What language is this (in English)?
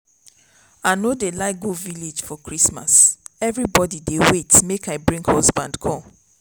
Nigerian Pidgin